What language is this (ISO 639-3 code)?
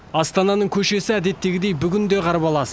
kaz